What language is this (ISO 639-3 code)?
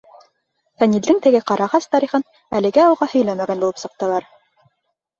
bak